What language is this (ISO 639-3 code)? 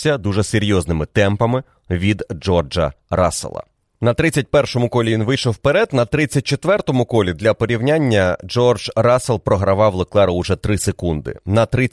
ukr